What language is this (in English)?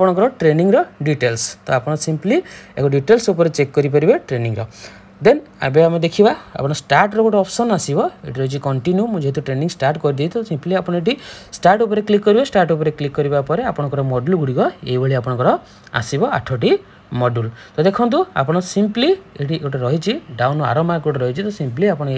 Hindi